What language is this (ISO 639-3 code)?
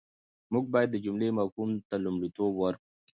pus